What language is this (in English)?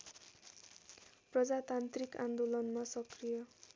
Nepali